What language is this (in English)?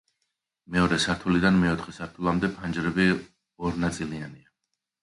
Georgian